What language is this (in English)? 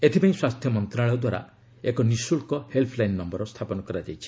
Odia